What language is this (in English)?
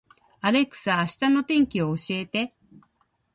Japanese